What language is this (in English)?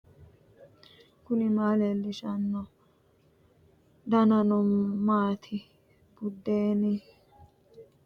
Sidamo